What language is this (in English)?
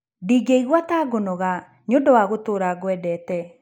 Kikuyu